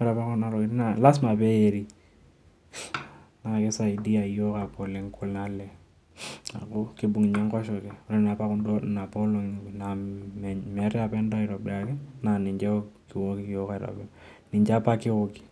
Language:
Masai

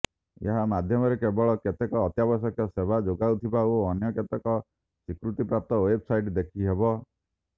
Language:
Odia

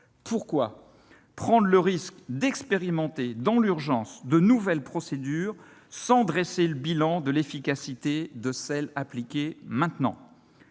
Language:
French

